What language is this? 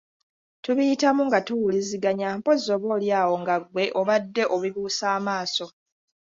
Ganda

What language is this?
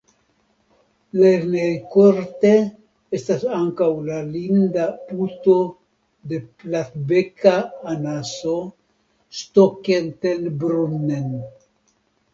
Esperanto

